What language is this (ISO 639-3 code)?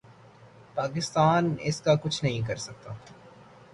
urd